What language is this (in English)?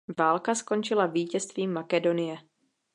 Czech